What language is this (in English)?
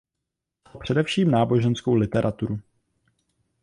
Czech